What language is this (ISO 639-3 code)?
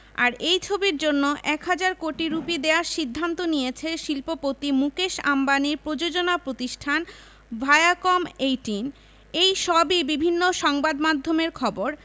ben